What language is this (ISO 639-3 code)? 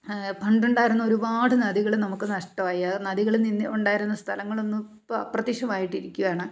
mal